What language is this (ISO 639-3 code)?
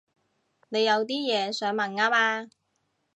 yue